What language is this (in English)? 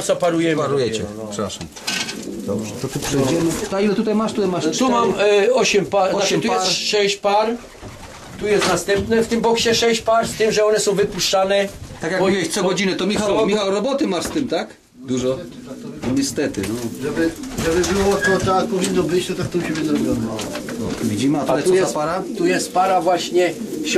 Polish